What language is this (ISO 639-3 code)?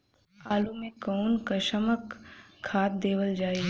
bho